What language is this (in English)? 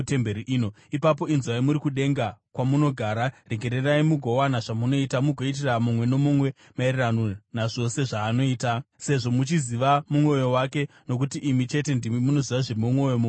Shona